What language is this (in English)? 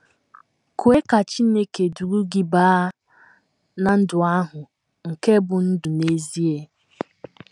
Igbo